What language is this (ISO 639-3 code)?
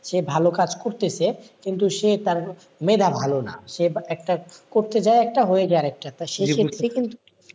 ben